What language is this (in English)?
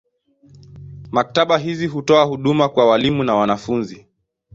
Swahili